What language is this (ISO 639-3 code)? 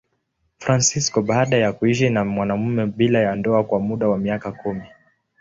swa